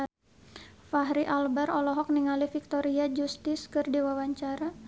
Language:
Sundanese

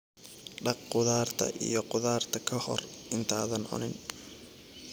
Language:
Somali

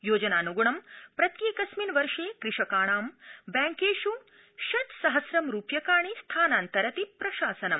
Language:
Sanskrit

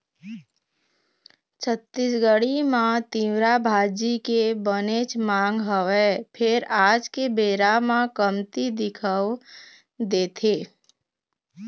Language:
Chhattisgarhi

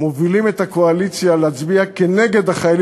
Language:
Hebrew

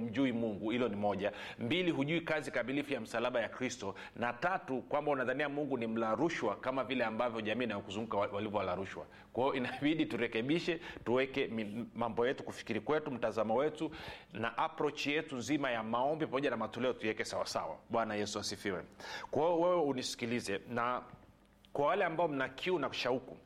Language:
Swahili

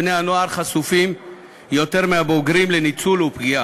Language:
Hebrew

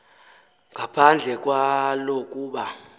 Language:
Xhosa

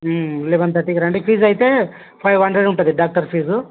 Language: Telugu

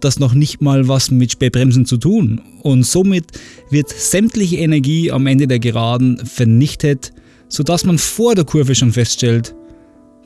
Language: German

